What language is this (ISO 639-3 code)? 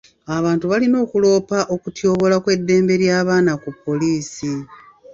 lug